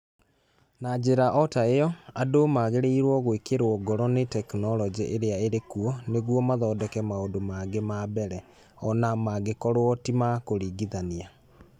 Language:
Kikuyu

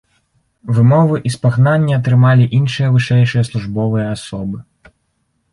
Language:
Belarusian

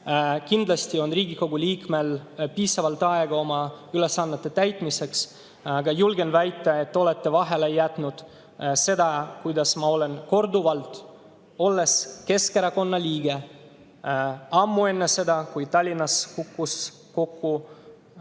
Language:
Estonian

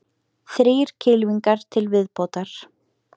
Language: Icelandic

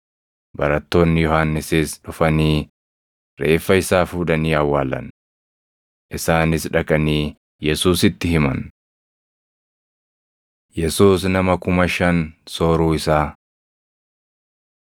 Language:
Oromo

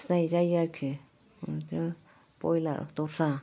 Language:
Bodo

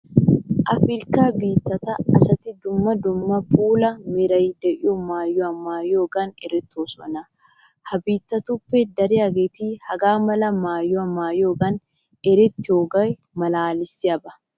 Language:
Wolaytta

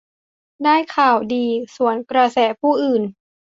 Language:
Thai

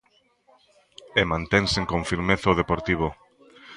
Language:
Galician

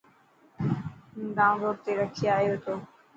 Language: Dhatki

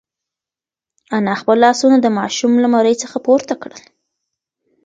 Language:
Pashto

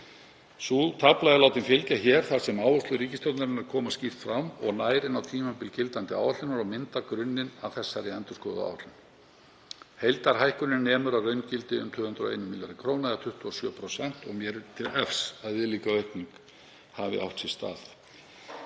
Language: Icelandic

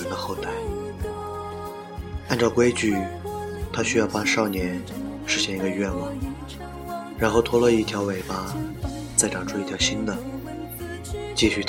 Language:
Chinese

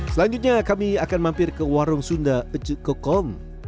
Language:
Indonesian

